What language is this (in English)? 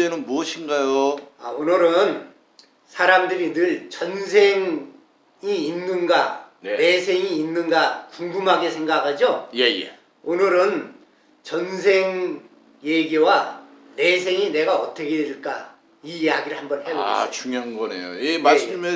Korean